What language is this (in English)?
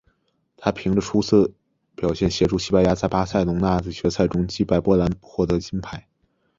Chinese